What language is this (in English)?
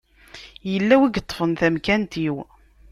Kabyle